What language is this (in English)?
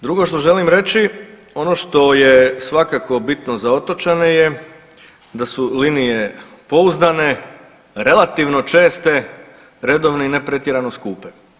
Croatian